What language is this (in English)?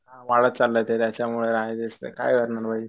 Marathi